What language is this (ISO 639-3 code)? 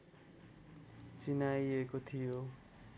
nep